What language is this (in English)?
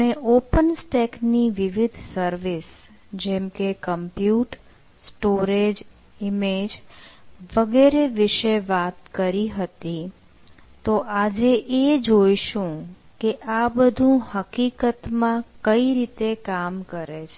Gujarati